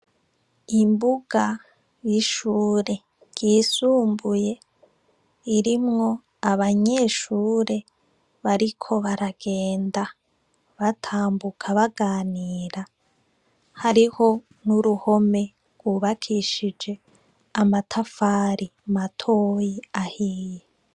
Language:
Rundi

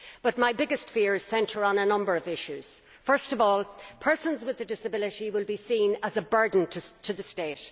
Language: English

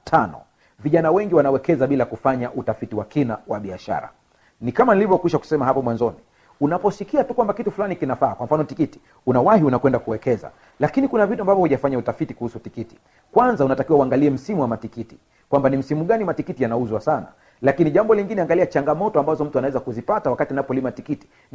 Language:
Swahili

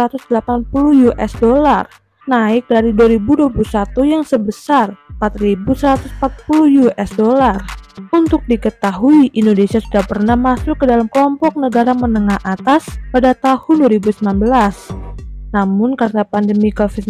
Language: Indonesian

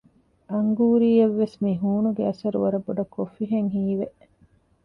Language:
Divehi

